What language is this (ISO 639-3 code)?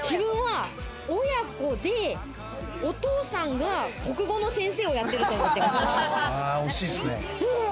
jpn